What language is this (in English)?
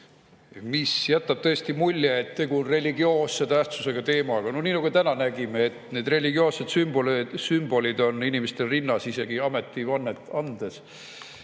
Estonian